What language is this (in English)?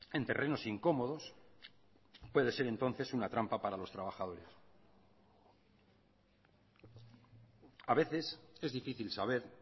Spanish